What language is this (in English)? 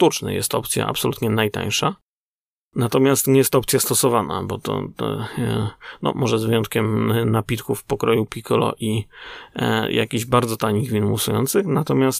Polish